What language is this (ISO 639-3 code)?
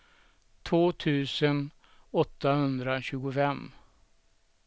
swe